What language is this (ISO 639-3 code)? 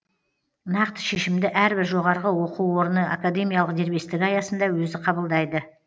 kaz